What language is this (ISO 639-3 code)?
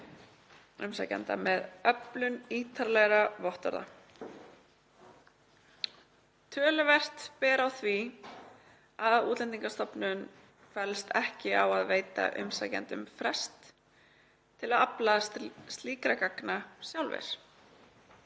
isl